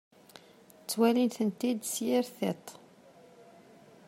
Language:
Kabyle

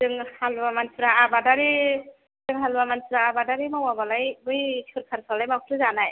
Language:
Bodo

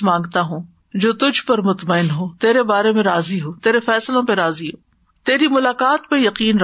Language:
Urdu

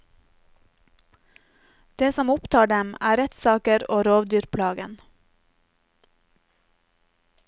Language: Norwegian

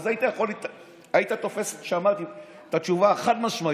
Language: Hebrew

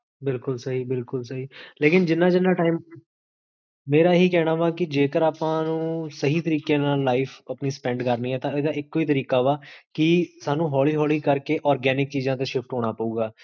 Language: Punjabi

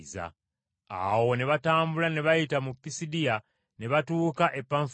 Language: Ganda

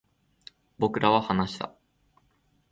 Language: Japanese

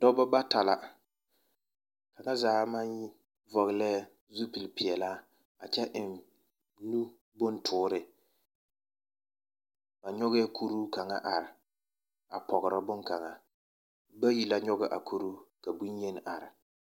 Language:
Southern Dagaare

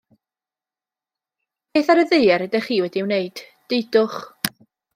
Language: Welsh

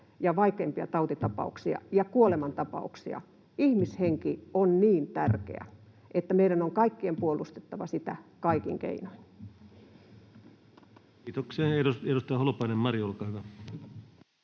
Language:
Finnish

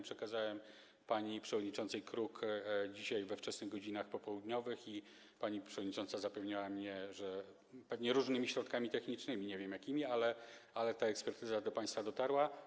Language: Polish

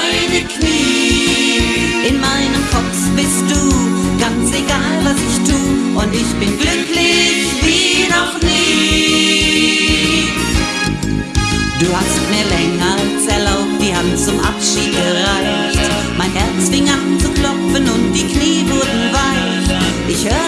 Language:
Dutch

